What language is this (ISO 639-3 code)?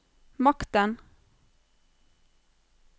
nor